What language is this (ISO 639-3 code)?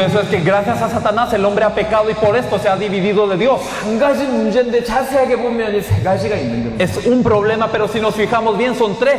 spa